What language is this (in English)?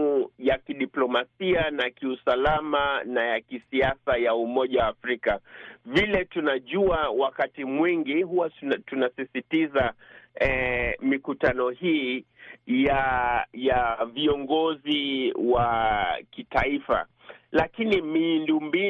Swahili